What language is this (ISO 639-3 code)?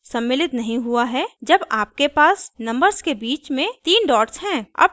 hin